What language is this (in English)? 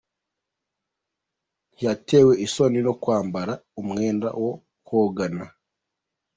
Kinyarwanda